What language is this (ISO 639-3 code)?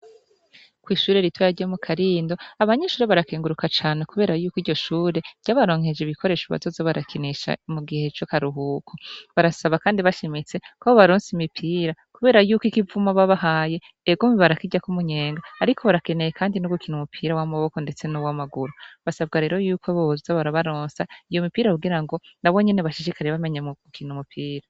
run